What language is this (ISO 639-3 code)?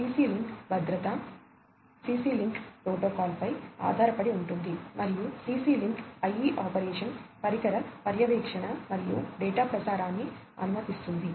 tel